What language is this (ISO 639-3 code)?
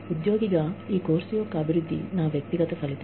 tel